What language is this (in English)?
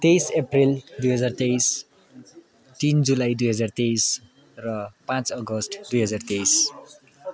Nepali